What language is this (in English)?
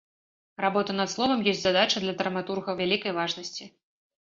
Belarusian